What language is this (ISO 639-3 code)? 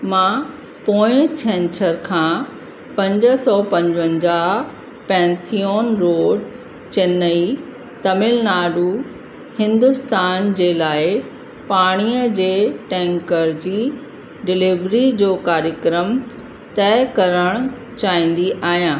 snd